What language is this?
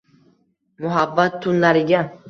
Uzbek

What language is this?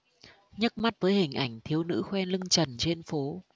Vietnamese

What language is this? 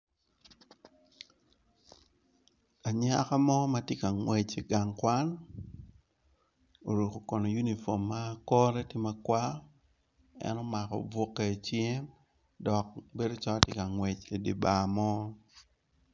Acoli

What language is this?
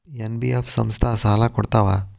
Kannada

